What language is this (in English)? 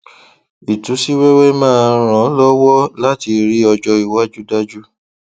Yoruba